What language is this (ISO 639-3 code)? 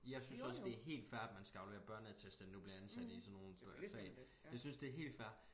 dan